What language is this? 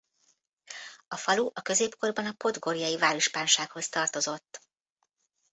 Hungarian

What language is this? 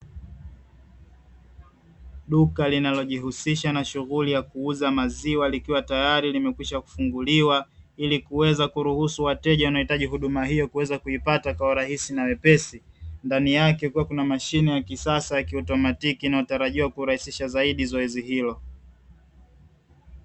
Swahili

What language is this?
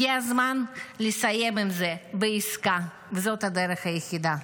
Hebrew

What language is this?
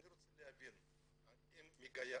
Hebrew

